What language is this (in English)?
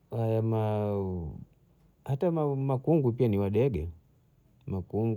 Bondei